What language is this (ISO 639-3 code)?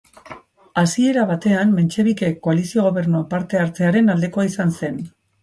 eus